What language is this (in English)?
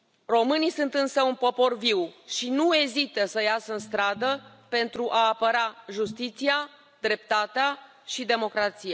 Romanian